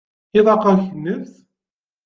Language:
Kabyle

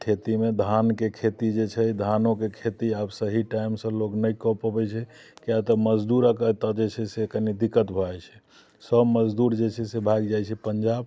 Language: Maithili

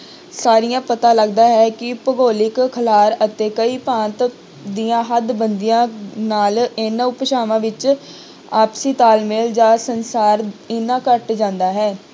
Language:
Punjabi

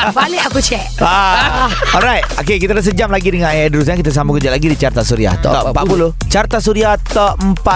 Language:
Malay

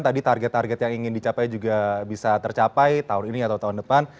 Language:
Indonesian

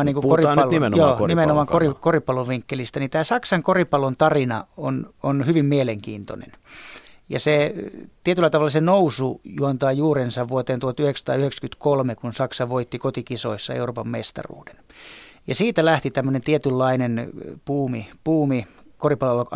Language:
Finnish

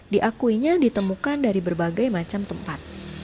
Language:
Indonesian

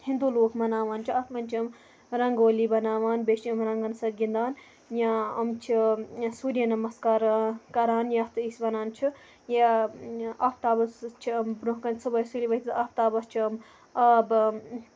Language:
Kashmiri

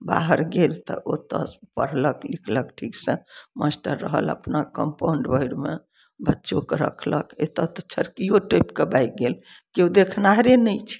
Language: Maithili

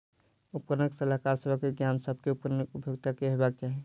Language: Maithili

